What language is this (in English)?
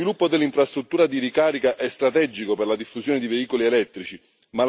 Italian